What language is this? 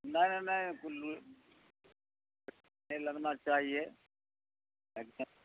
Urdu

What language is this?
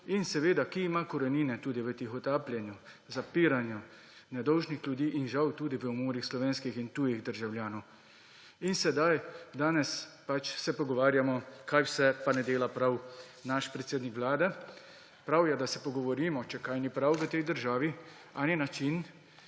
Slovenian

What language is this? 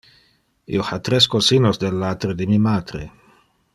Interlingua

